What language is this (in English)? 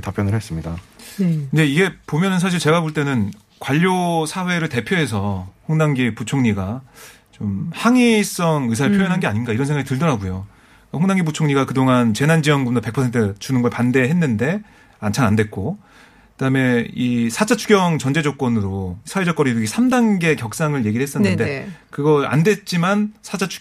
Korean